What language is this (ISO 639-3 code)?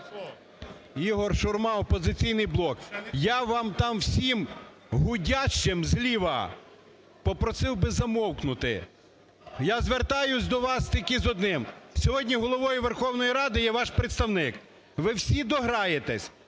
ukr